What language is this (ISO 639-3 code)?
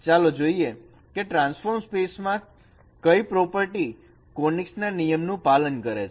guj